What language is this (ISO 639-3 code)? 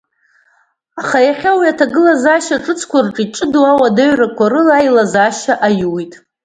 abk